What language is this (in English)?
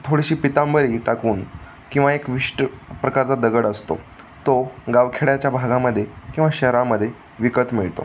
Marathi